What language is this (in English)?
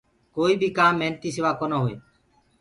Gurgula